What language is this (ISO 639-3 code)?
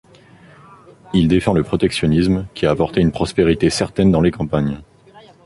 fra